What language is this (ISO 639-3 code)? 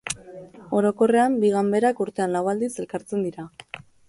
eus